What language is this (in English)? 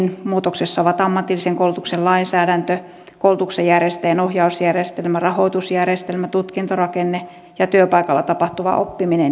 Finnish